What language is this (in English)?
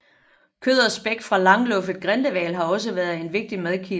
Danish